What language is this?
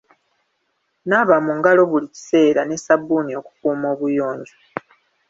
Ganda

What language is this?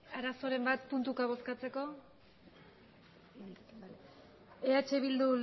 Basque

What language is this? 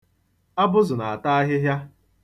Igbo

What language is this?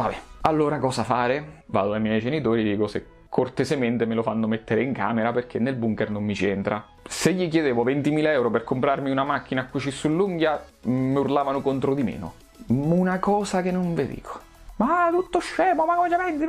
Italian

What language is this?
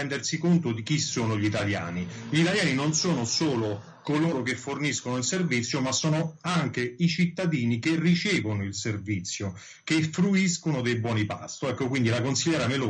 Italian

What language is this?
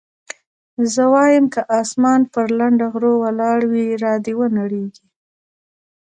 Pashto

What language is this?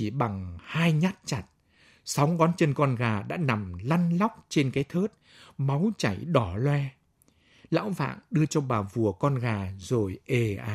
Vietnamese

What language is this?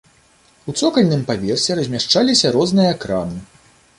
Belarusian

